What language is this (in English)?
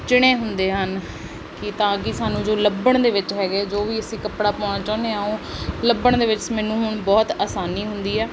Punjabi